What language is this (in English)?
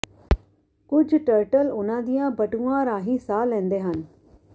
Punjabi